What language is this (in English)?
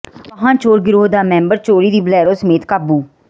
Punjabi